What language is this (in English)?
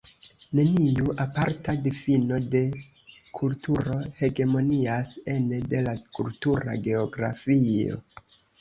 Esperanto